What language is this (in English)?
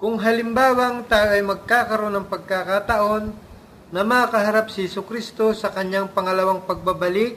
Filipino